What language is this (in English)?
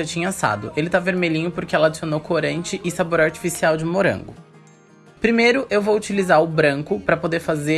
Portuguese